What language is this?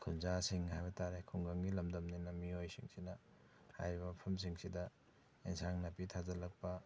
Manipuri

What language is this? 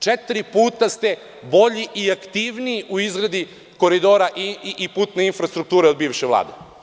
Serbian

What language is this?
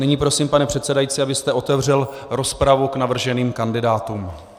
Czech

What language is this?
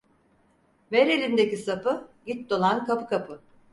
Turkish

